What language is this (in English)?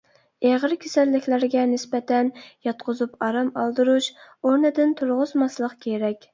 Uyghur